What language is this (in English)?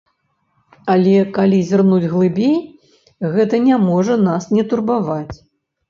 Belarusian